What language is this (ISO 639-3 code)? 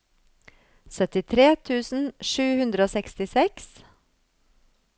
nor